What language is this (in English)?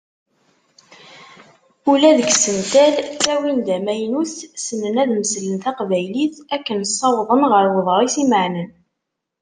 Kabyle